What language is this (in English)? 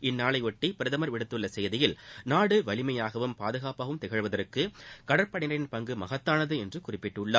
Tamil